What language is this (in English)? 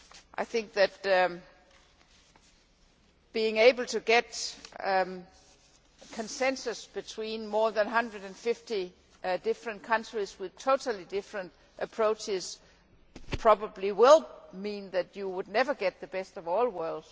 English